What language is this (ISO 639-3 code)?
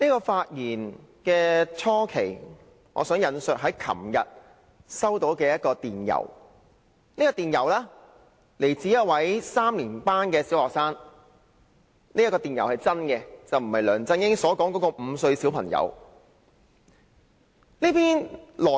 yue